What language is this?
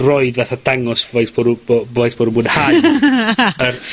Welsh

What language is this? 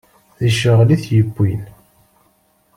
Kabyle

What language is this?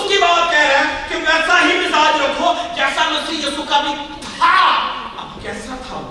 Urdu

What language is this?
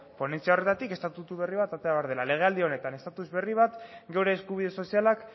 Basque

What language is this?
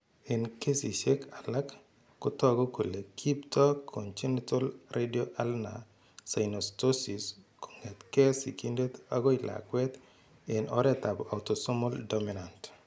Kalenjin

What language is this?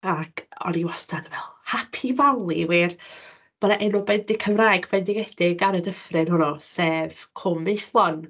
Welsh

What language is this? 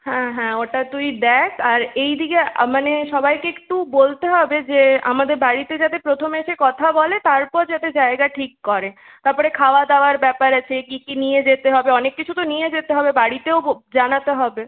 Bangla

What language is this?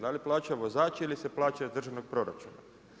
Croatian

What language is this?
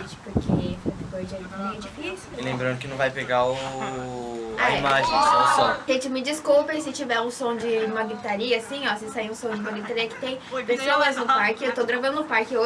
Portuguese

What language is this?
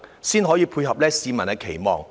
Cantonese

